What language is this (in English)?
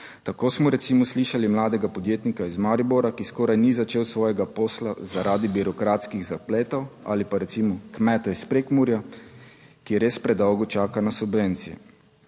Slovenian